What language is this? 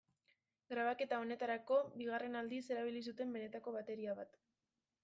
Basque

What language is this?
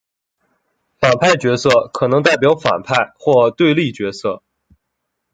Chinese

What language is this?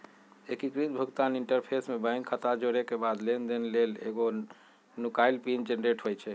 Magahi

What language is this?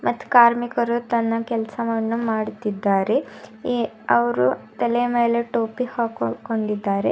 Kannada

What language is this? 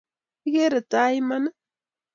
Kalenjin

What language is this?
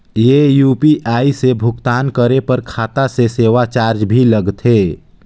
Chhattisgarhi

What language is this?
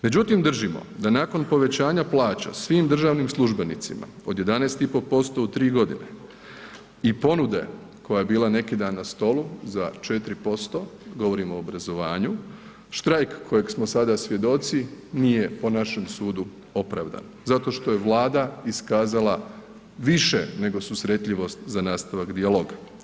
Croatian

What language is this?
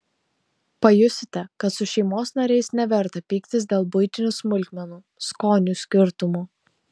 Lithuanian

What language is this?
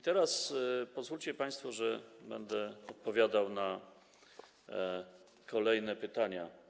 Polish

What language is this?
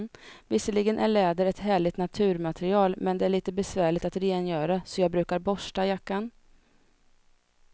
Swedish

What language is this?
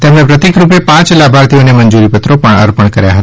Gujarati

